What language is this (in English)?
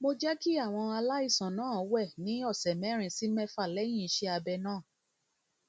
Yoruba